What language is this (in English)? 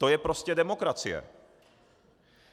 Czech